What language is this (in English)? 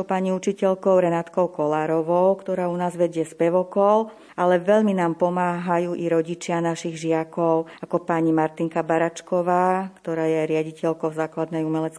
Slovak